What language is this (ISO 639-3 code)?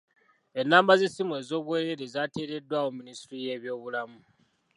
lug